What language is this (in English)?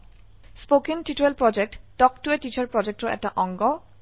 Assamese